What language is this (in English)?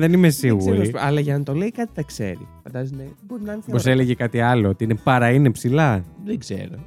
Greek